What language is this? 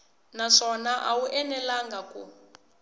Tsonga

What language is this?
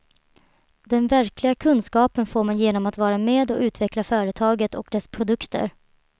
Swedish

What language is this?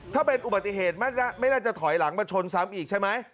Thai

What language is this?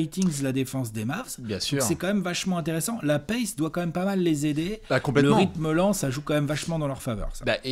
French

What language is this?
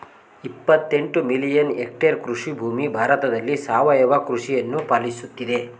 Kannada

